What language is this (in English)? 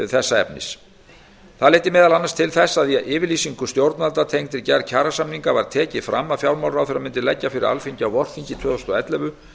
Icelandic